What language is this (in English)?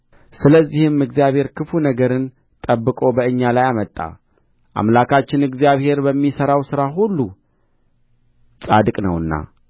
Amharic